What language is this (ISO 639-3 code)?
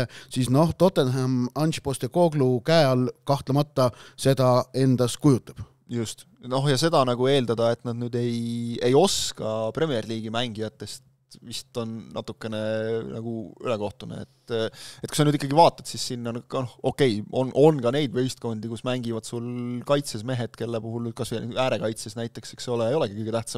fin